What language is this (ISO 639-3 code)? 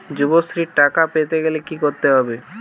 ben